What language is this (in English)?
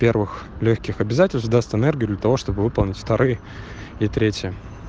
Russian